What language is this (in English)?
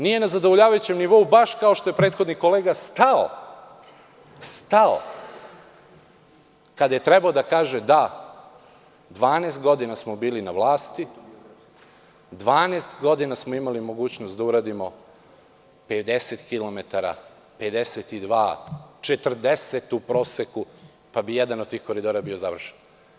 Serbian